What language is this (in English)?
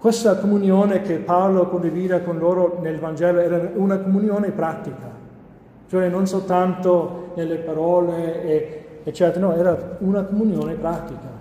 Italian